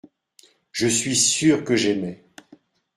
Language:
French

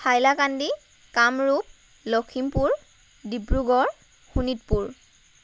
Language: Assamese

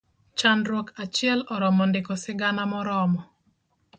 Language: Luo (Kenya and Tanzania)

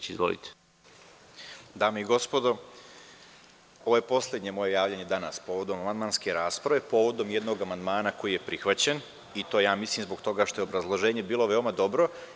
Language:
Serbian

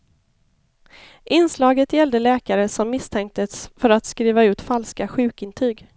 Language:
Swedish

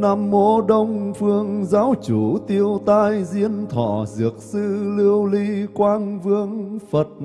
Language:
Vietnamese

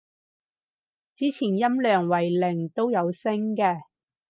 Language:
Cantonese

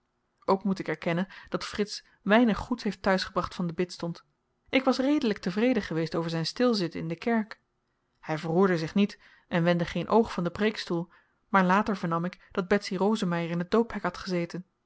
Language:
Dutch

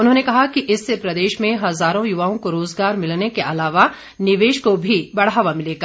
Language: Hindi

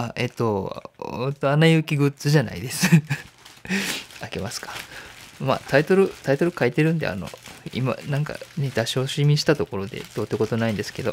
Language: Japanese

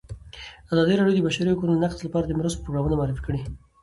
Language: Pashto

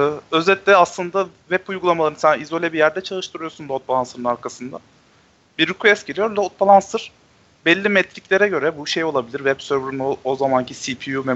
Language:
Turkish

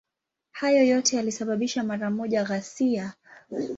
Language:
Swahili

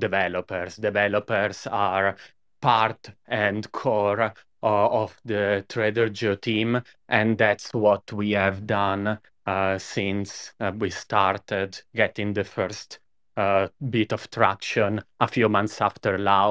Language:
English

